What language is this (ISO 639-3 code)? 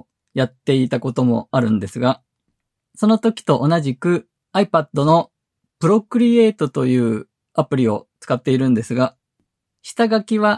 jpn